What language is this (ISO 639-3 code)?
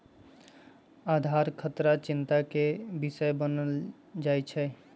mag